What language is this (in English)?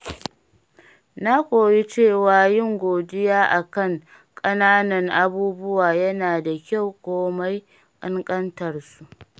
Hausa